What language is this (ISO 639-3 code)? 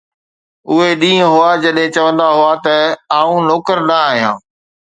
snd